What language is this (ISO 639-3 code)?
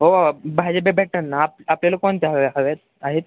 mar